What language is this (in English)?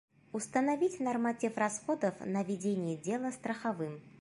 Bashkir